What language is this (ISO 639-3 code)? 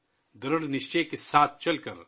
urd